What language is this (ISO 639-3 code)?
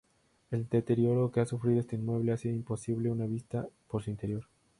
spa